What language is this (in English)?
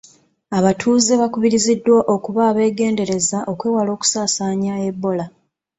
Ganda